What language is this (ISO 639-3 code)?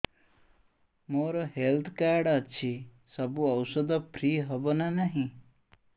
ori